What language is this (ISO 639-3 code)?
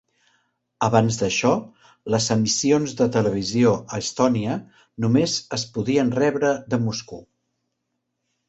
cat